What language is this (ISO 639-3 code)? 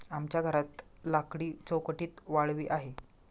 mar